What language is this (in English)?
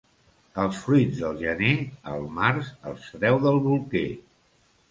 Catalan